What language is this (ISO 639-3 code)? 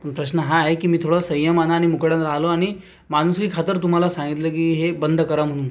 mar